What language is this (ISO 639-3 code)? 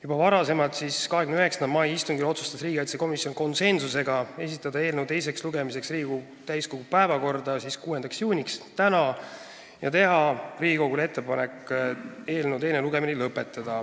est